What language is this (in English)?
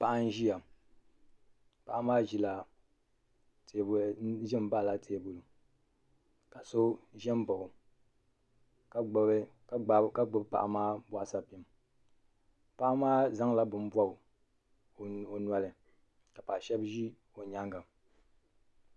Dagbani